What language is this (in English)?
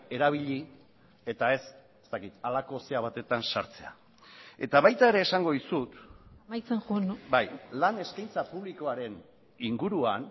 Basque